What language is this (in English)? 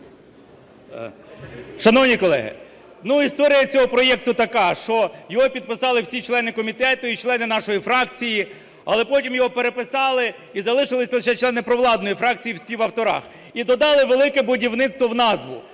Ukrainian